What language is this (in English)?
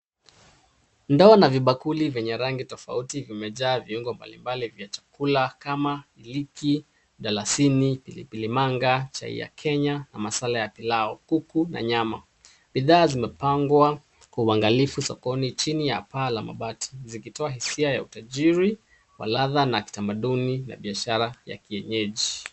Swahili